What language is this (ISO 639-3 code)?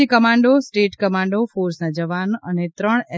guj